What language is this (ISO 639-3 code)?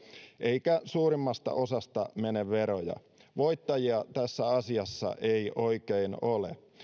fin